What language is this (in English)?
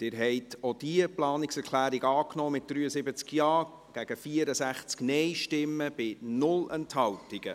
Swiss German